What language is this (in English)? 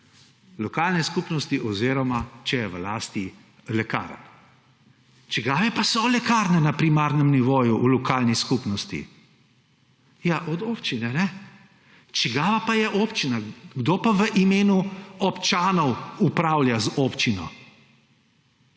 Slovenian